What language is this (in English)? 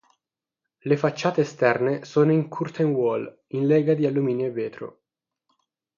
Italian